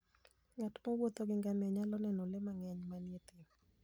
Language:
Luo (Kenya and Tanzania)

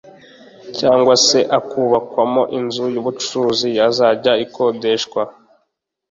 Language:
Kinyarwanda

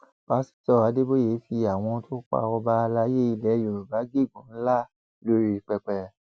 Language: Yoruba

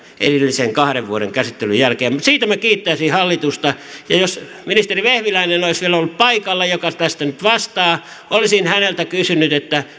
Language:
Finnish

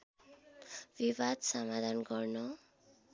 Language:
Nepali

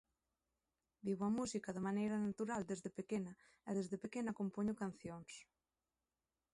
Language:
Galician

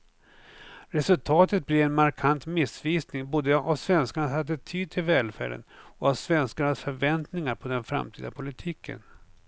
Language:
Swedish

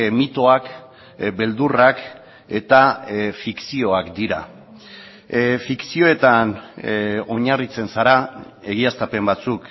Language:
Basque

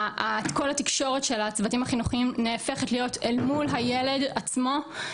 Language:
Hebrew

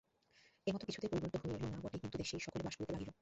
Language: Bangla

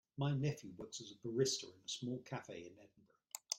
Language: English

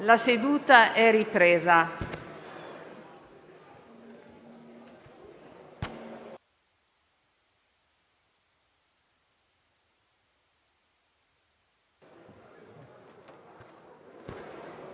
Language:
Italian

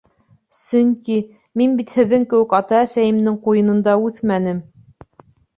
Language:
Bashkir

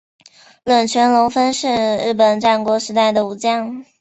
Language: Chinese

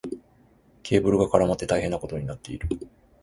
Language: Japanese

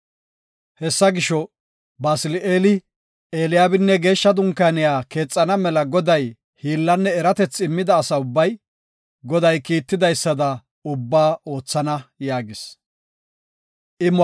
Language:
Gofa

